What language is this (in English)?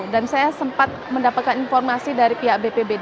Indonesian